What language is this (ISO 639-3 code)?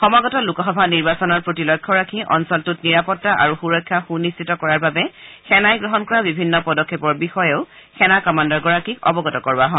asm